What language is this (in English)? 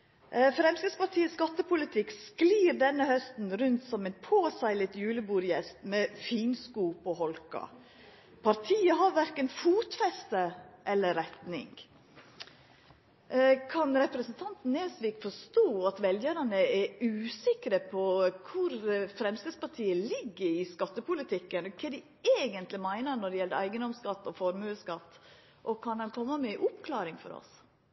Norwegian Nynorsk